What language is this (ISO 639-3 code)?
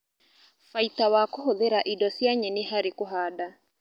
kik